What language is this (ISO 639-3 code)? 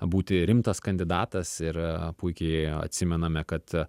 lit